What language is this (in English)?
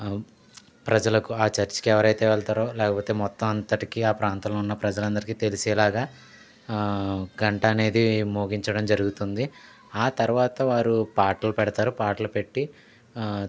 Telugu